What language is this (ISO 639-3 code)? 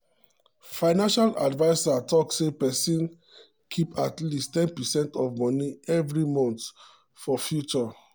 pcm